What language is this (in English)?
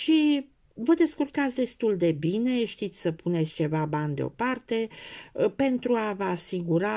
Romanian